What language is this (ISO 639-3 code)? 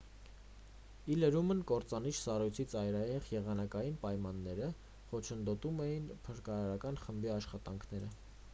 hye